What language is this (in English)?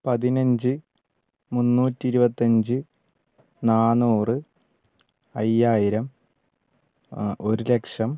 Malayalam